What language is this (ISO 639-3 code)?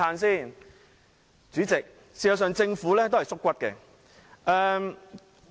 yue